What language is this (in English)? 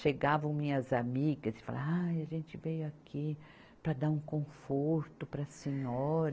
Portuguese